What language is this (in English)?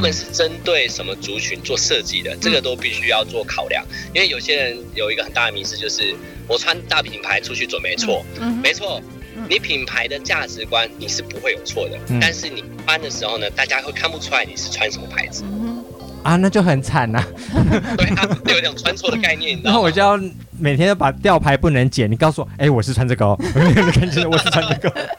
Chinese